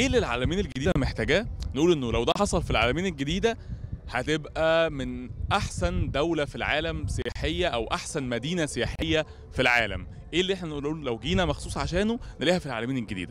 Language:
Arabic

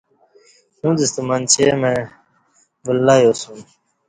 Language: Kati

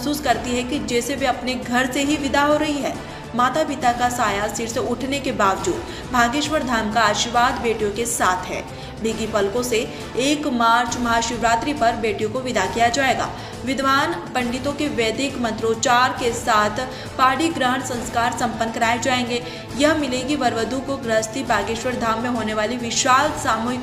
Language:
Hindi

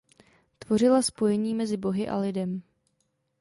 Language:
Czech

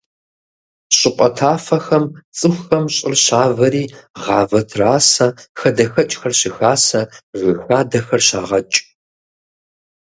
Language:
Kabardian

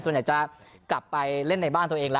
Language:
Thai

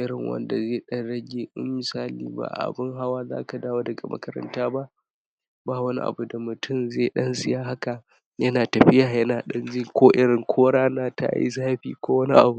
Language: Hausa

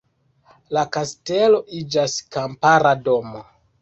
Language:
Esperanto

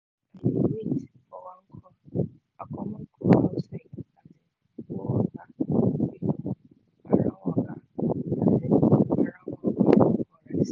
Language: Nigerian Pidgin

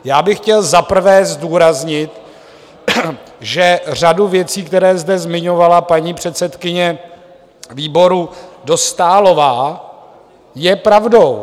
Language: Czech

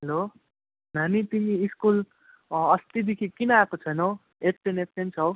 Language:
Nepali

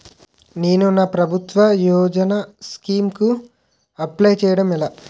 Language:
Telugu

